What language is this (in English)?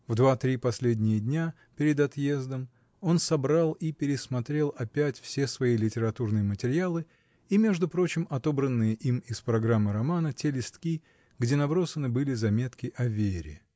Russian